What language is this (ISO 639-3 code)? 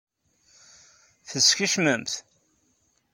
kab